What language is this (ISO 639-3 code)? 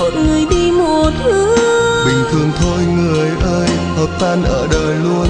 vie